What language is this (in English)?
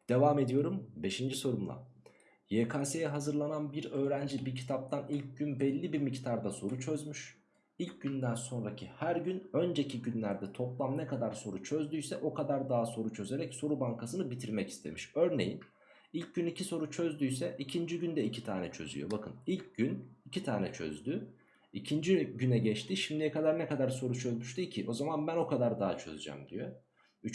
Turkish